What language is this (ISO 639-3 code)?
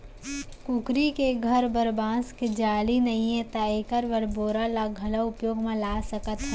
hne